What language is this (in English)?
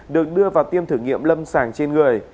Vietnamese